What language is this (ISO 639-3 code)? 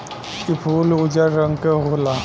bho